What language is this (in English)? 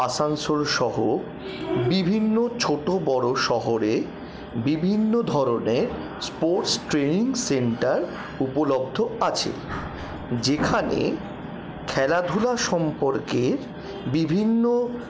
Bangla